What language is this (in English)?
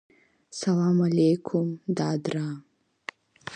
Abkhazian